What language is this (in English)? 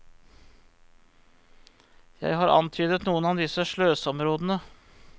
Norwegian